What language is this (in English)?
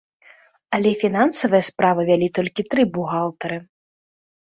Belarusian